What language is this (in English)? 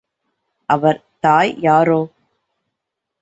Tamil